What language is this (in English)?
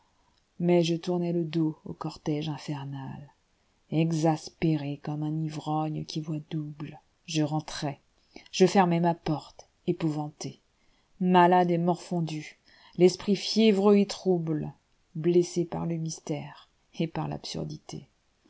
French